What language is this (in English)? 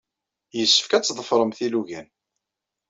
Kabyle